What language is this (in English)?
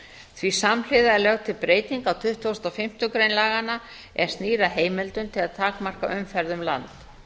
Icelandic